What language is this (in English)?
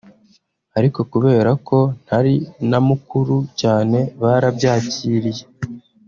Kinyarwanda